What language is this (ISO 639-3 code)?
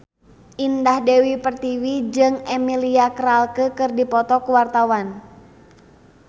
sun